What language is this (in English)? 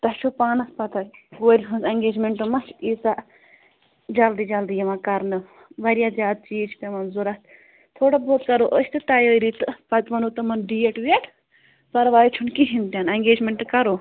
Kashmiri